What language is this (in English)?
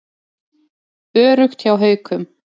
Icelandic